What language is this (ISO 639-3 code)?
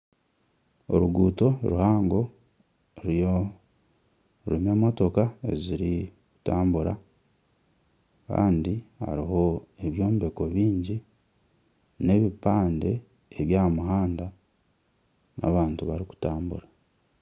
nyn